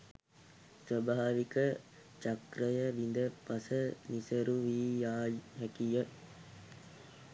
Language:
Sinhala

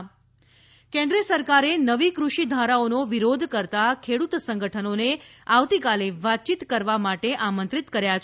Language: Gujarati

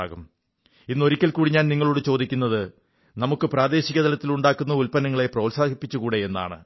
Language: Malayalam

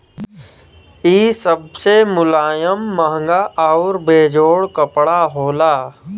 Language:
Bhojpuri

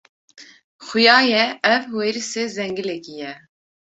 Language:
Kurdish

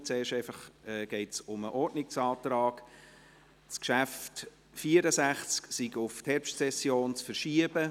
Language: Swiss German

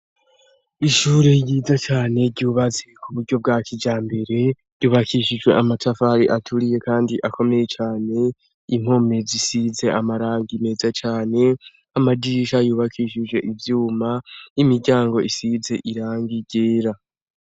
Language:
Rundi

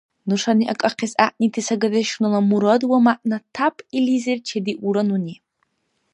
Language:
Dargwa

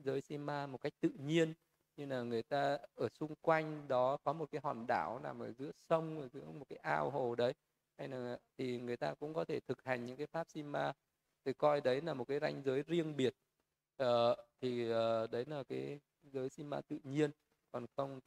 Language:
Vietnamese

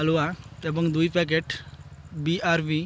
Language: Odia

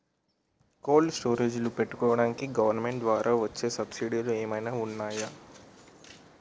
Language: Telugu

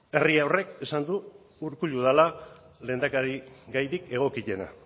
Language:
Basque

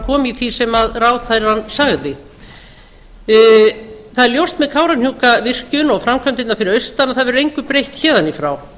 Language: Icelandic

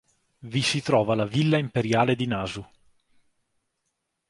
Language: Italian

